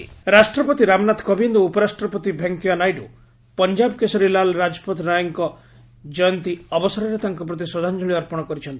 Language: Odia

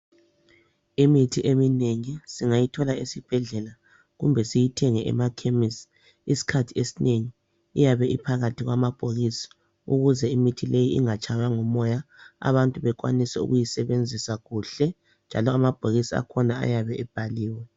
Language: North Ndebele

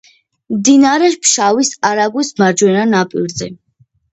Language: Georgian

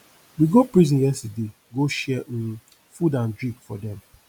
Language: Nigerian Pidgin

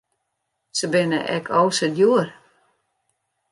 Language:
Western Frisian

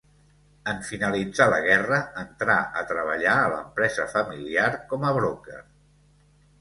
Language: Catalan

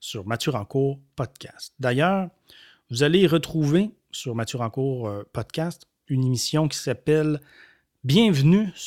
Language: French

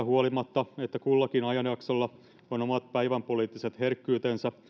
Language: Finnish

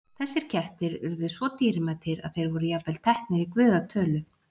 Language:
Icelandic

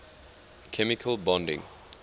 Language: English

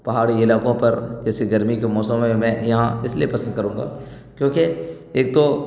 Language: Urdu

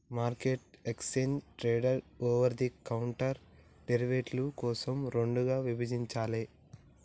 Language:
Telugu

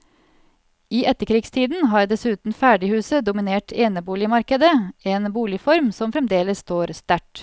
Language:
Norwegian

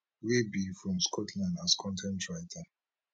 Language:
Nigerian Pidgin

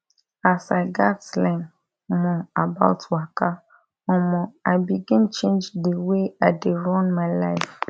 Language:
Nigerian Pidgin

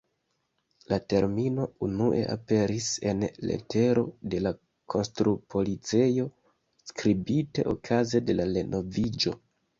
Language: Esperanto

